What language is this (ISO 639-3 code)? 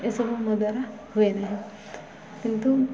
ori